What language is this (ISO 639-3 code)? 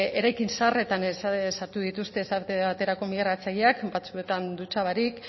eus